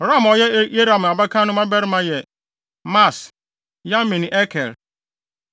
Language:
Akan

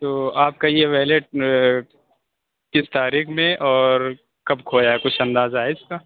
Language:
Urdu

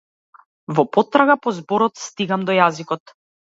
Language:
Macedonian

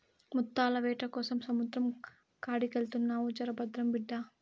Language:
Telugu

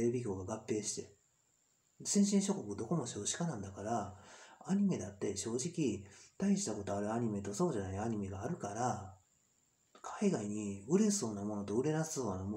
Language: Japanese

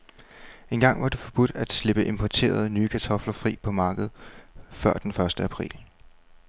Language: Danish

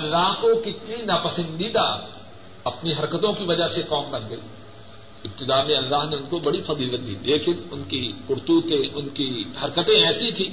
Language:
Urdu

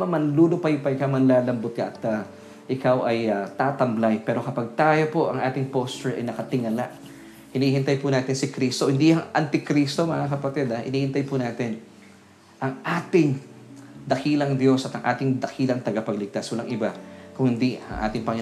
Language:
Filipino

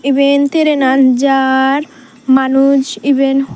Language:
Chakma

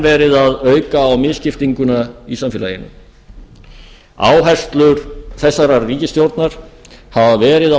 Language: Icelandic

